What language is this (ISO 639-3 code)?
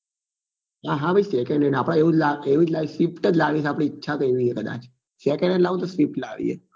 guj